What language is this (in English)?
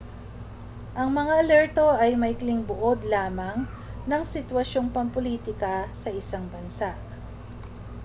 Filipino